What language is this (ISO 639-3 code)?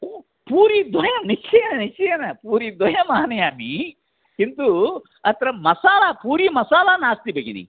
san